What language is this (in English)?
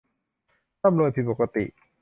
Thai